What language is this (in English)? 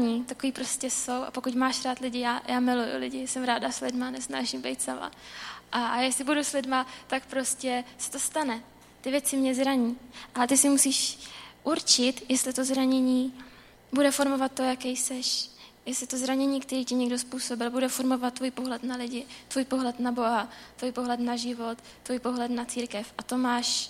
Czech